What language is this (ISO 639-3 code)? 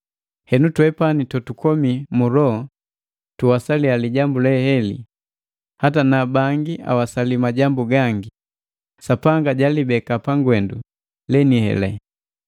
mgv